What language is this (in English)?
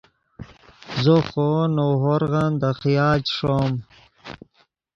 Yidgha